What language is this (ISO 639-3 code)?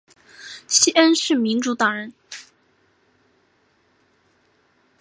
zho